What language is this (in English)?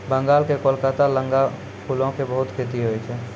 Maithili